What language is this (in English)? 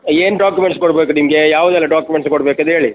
Kannada